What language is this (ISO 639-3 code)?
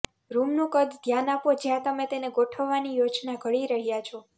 guj